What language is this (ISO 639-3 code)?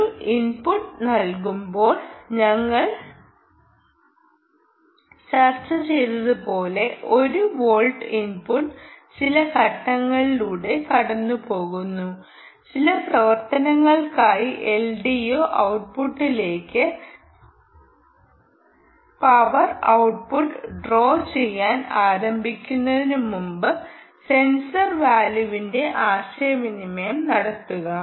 mal